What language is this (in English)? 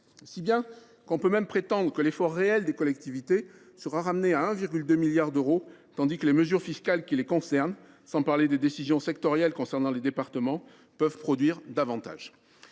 French